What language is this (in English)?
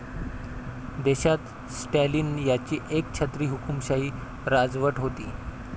Marathi